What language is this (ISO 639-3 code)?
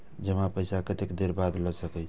mai